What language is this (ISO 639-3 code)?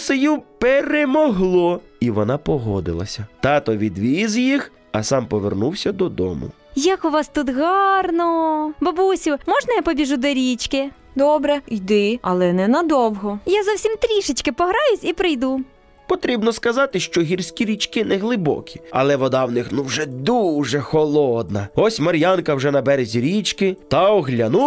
ukr